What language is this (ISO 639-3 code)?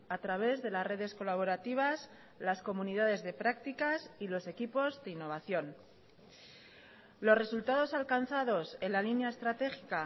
spa